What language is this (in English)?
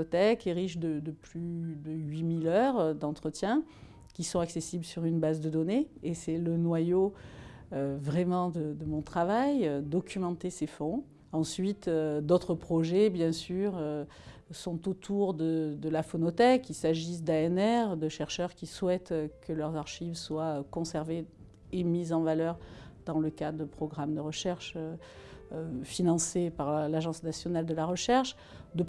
French